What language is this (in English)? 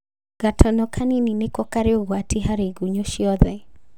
Kikuyu